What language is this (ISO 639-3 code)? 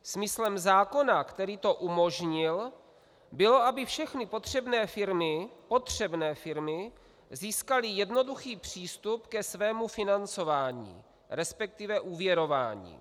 ces